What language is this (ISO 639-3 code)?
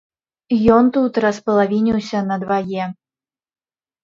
bel